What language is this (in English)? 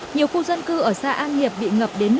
Vietnamese